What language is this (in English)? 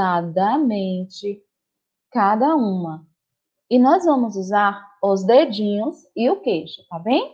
Portuguese